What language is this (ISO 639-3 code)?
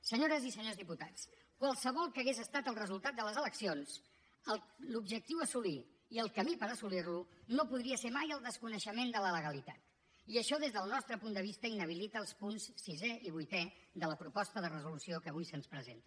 cat